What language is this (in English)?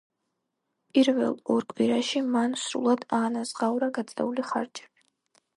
Georgian